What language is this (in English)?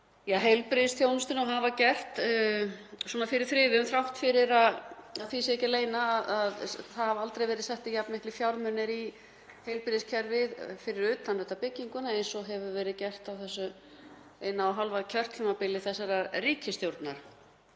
Icelandic